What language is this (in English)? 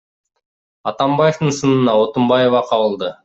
Kyrgyz